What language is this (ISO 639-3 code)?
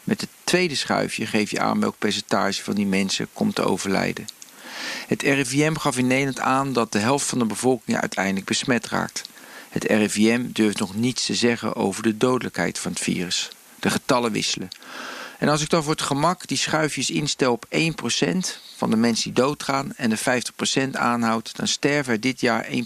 nld